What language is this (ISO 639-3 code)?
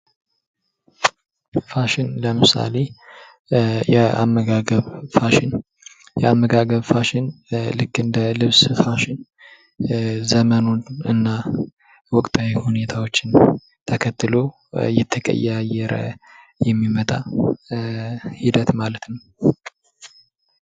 amh